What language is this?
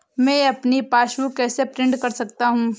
Hindi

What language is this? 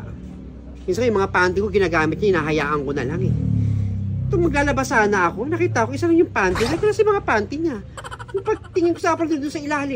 Filipino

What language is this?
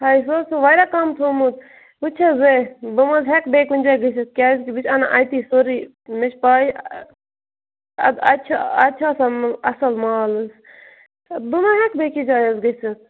Kashmiri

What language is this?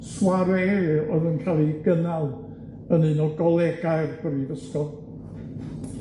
Welsh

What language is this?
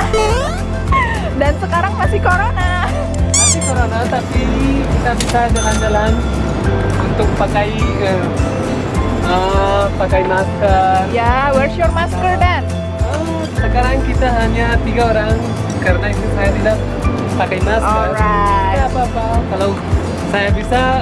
Indonesian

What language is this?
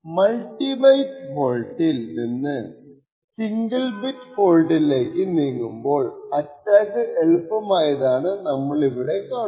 Malayalam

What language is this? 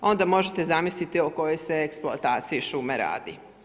Croatian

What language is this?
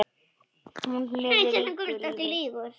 Icelandic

